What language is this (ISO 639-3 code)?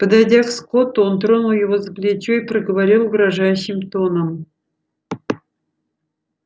rus